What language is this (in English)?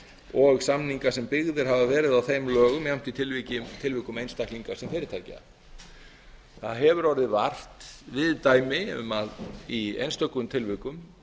Icelandic